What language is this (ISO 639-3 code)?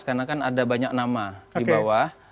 ind